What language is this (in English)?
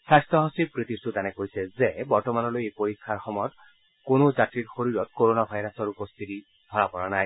Assamese